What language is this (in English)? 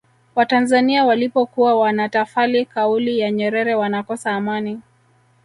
Swahili